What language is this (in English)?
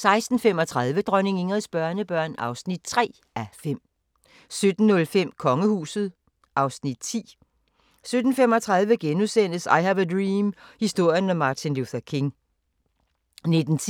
Danish